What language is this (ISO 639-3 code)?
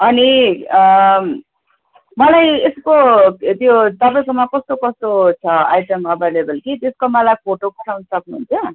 nep